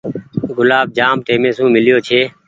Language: Goaria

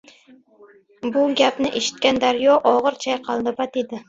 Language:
Uzbek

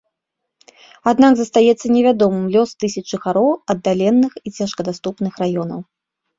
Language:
Belarusian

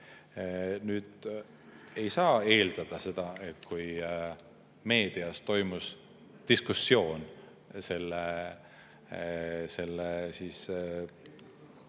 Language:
Estonian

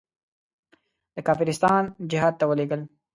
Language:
Pashto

